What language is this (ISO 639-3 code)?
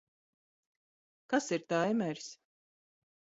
lav